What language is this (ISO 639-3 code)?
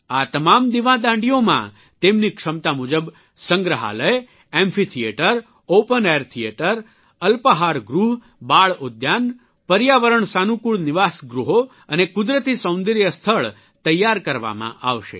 guj